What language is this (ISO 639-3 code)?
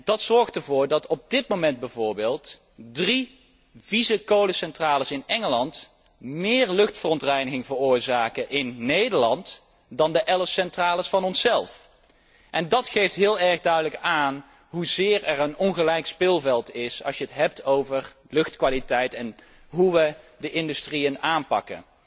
nld